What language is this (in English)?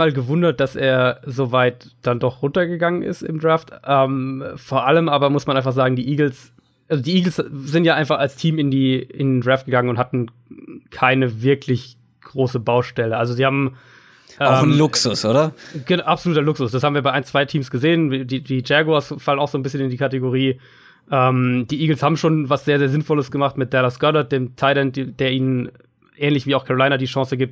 German